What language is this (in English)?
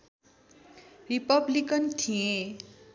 Nepali